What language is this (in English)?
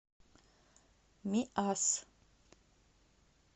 Russian